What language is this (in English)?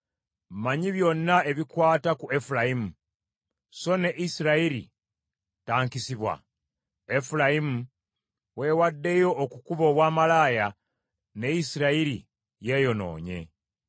Ganda